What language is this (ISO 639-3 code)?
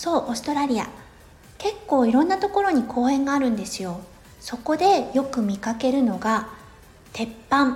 jpn